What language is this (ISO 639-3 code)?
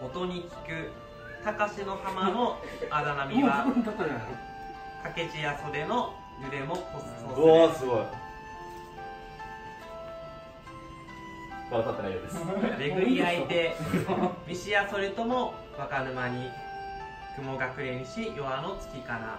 jpn